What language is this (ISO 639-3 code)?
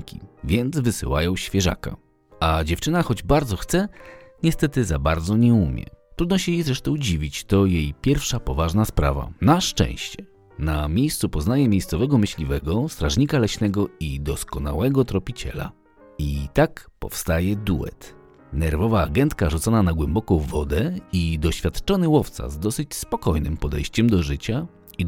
pol